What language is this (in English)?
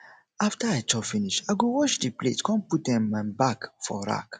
Nigerian Pidgin